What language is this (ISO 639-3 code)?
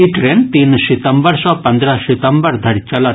mai